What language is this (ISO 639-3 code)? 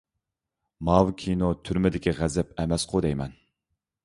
uig